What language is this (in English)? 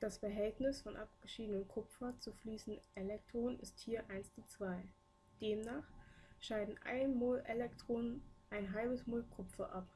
German